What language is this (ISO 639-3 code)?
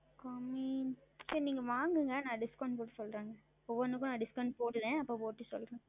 tam